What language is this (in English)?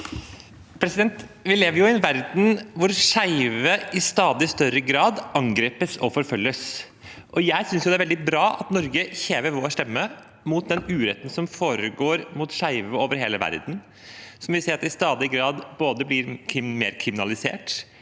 Norwegian